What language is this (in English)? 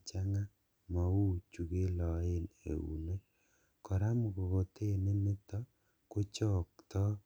Kalenjin